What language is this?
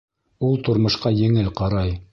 Bashkir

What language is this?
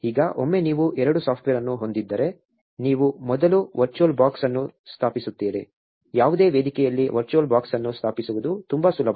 Kannada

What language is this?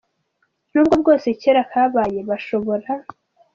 Kinyarwanda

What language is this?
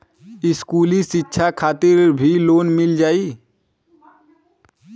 Bhojpuri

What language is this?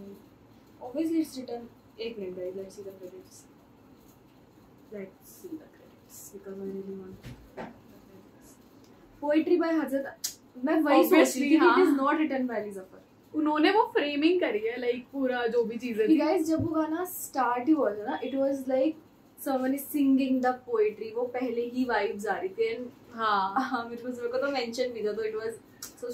Hindi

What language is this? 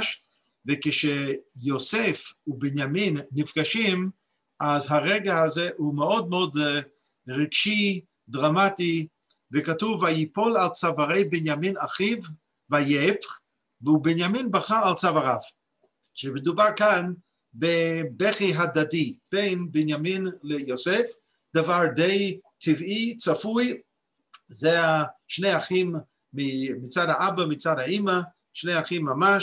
Hebrew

